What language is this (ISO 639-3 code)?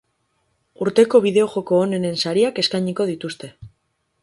eus